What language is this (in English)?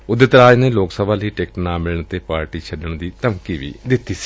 Punjabi